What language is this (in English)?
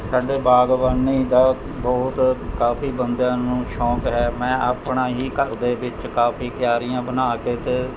Punjabi